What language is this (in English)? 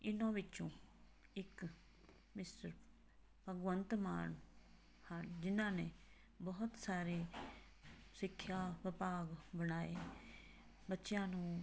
Punjabi